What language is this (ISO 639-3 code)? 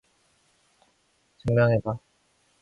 kor